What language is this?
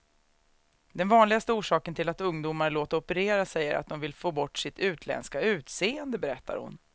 Swedish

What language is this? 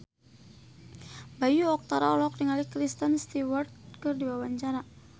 Sundanese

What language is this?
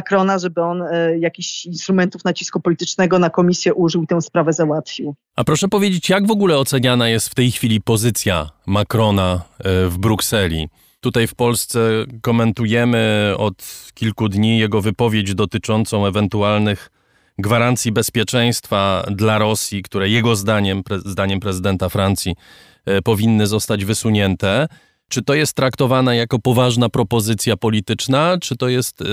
Polish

